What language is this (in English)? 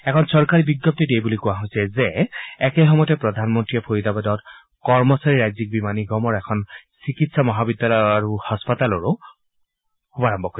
Assamese